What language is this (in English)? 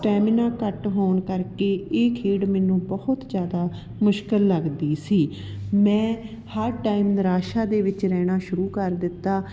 Punjabi